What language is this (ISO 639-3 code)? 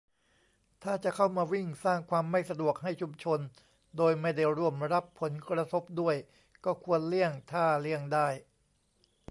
tha